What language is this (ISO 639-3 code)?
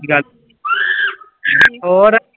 pan